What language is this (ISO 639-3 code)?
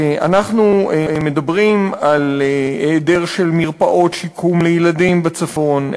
heb